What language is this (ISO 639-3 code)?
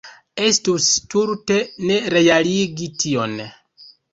epo